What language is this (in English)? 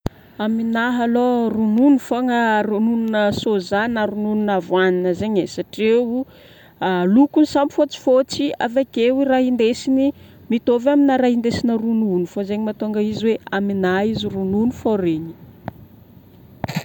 Northern Betsimisaraka Malagasy